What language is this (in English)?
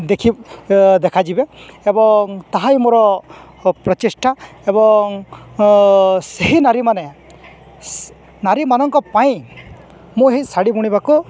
Odia